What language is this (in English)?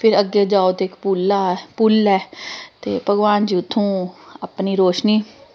Dogri